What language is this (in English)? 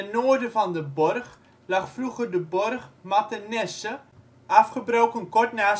Dutch